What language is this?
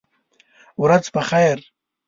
Pashto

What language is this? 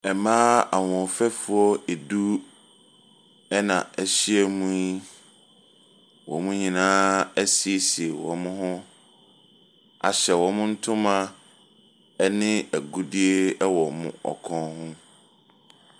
Akan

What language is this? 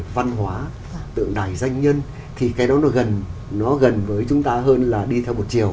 Vietnamese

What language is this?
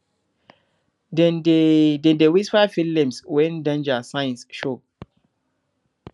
Nigerian Pidgin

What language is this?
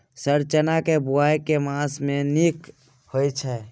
Maithili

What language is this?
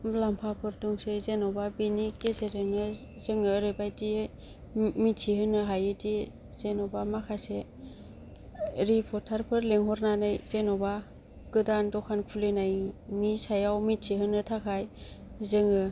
Bodo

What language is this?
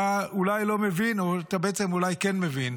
Hebrew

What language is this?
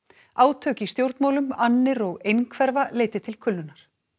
Icelandic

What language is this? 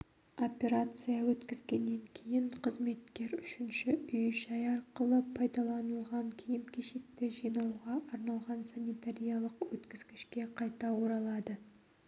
Kazakh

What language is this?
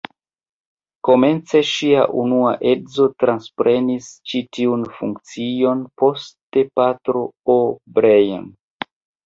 Esperanto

